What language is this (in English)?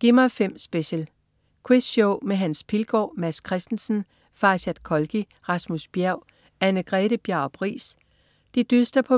Danish